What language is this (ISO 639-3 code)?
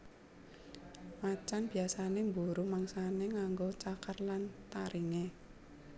jav